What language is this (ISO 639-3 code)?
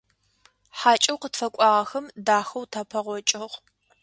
ady